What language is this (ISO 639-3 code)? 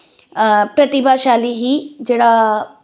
pan